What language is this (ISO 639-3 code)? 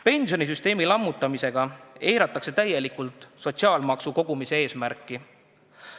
est